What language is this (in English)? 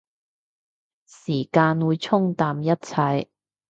Cantonese